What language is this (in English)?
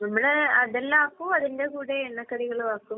Malayalam